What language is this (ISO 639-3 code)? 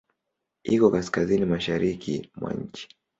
swa